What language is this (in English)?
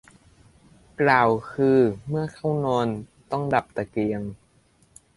Thai